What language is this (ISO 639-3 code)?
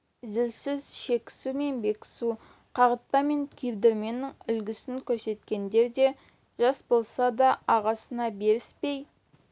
kaz